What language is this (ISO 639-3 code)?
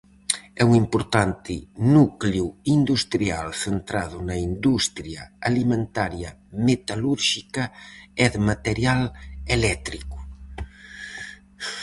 glg